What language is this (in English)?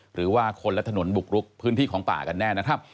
Thai